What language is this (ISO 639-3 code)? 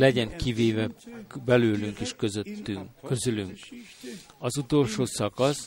hun